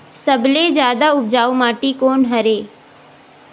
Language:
Chhattisgarhi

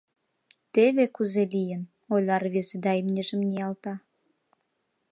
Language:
Mari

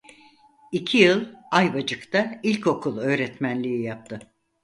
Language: Turkish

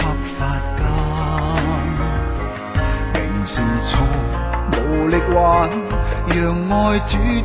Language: Chinese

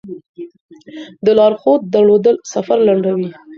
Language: Pashto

